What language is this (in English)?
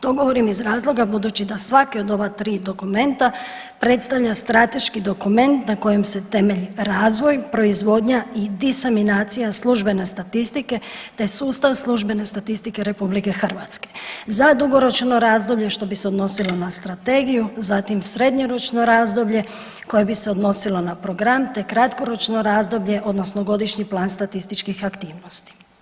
Croatian